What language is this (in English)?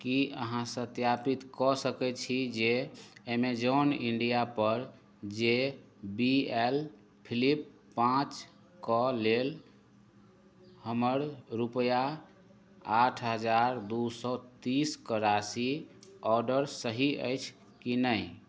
Maithili